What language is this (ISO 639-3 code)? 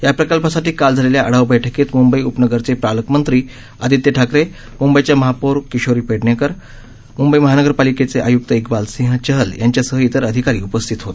mar